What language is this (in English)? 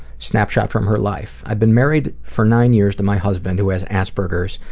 English